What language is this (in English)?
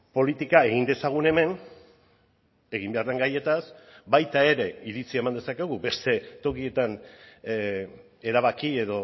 Basque